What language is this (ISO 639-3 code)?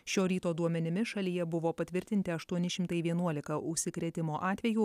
lit